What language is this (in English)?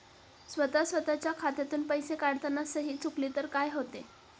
Marathi